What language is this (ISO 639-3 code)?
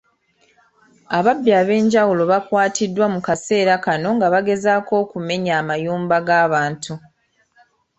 lug